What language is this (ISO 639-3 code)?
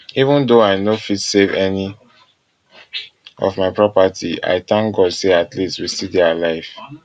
pcm